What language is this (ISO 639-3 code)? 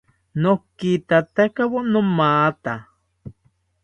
cpy